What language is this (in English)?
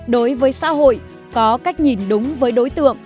Vietnamese